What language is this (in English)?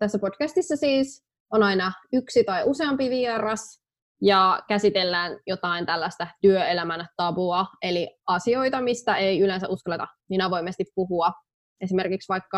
Finnish